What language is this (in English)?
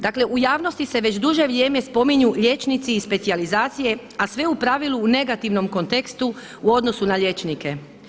Croatian